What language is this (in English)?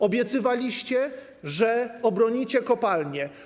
Polish